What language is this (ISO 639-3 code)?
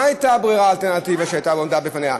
heb